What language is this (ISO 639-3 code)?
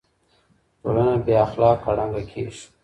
pus